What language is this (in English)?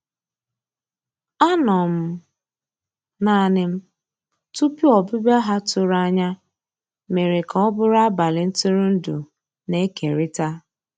Igbo